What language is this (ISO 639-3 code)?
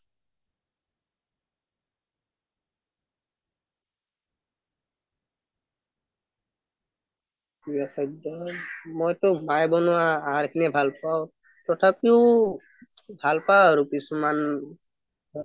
asm